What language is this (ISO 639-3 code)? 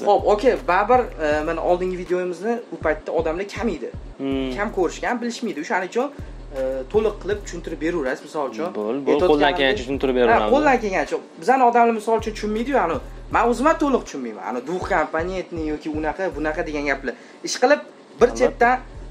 tur